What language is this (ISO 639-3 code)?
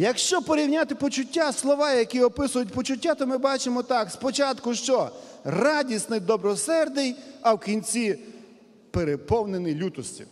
ukr